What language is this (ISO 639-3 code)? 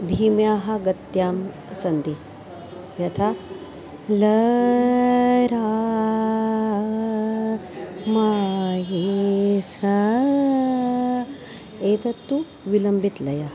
san